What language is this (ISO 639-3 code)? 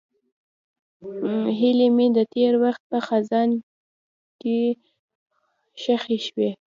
pus